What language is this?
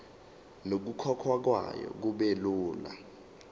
Zulu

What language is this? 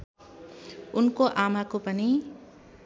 Nepali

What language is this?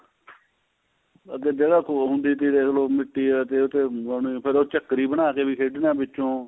Punjabi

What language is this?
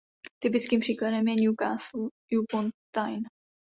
Czech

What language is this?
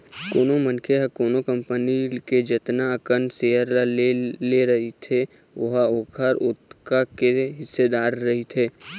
Chhattisgarhi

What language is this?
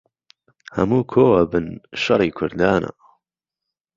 Central Kurdish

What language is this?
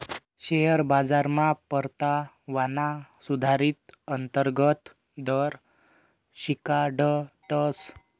Marathi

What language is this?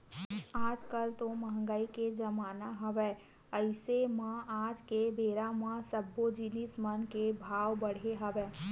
Chhattisgarhi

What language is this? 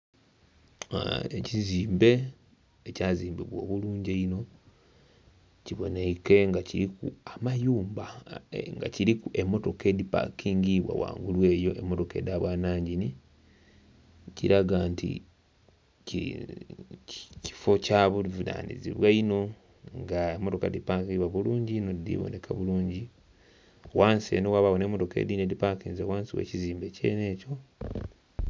Soga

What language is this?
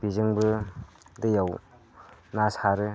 Bodo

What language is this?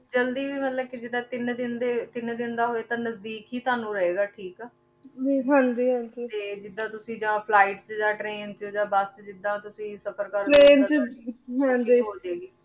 Punjabi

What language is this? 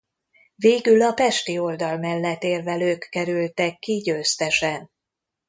Hungarian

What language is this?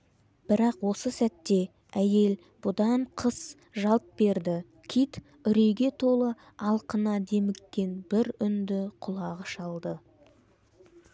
Kazakh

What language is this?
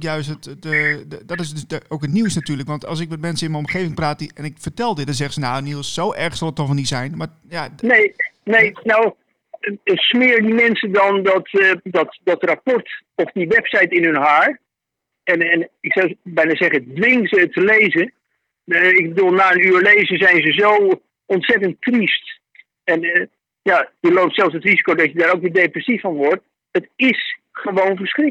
Dutch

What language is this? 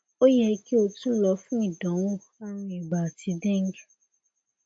Yoruba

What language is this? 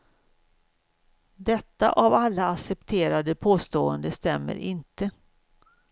Swedish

